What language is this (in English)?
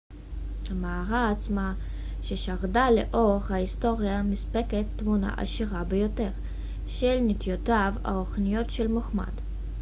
Hebrew